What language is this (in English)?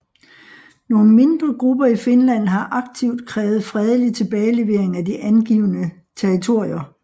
Danish